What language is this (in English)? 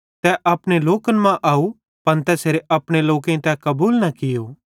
Bhadrawahi